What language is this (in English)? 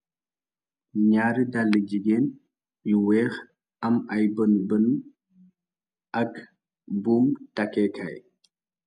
Wolof